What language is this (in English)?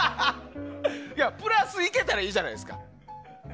Japanese